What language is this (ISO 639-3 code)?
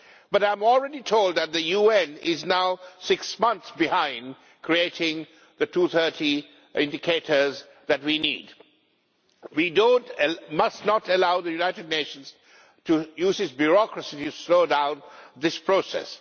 eng